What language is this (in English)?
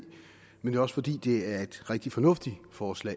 Danish